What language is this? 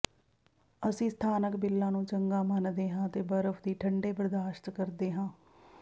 Punjabi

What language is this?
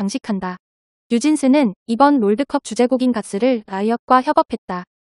Korean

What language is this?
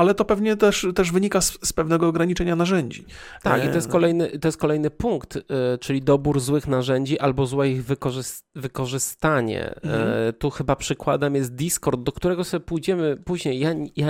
Polish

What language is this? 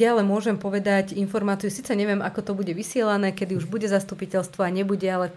Slovak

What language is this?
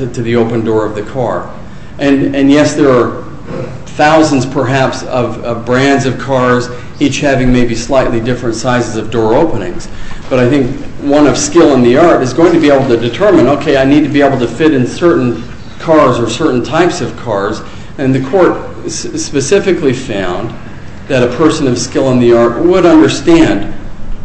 English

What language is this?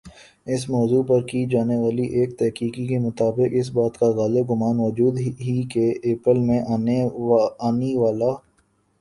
Urdu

